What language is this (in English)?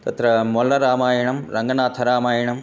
Sanskrit